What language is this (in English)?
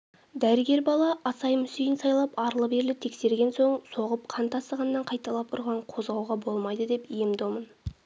Kazakh